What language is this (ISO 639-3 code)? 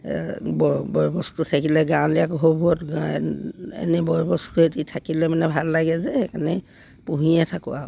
asm